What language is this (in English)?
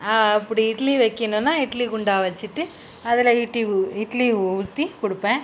Tamil